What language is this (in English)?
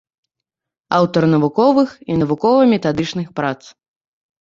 Belarusian